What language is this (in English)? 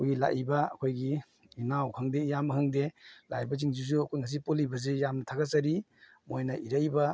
Manipuri